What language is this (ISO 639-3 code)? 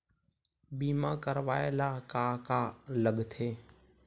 hne